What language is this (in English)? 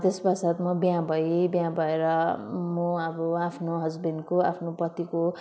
Nepali